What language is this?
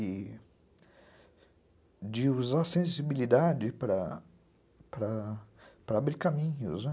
Portuguese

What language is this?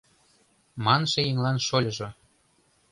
Mari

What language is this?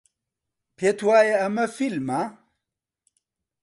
Central Kurdish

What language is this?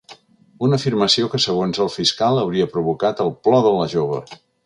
Catalan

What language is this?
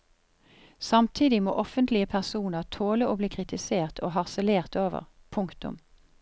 Norwegian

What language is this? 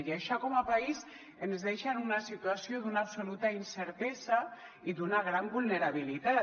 Catalan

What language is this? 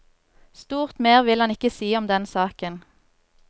Norwegian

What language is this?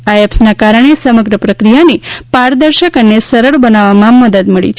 Gujarati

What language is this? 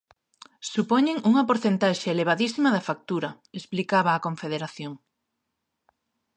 Galician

